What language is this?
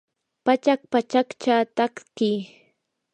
Yanahuanca Pasco Quechua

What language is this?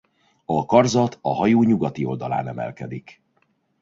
Hungarian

